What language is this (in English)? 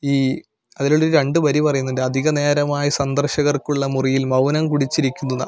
Malayalam